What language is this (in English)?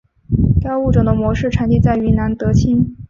Chinese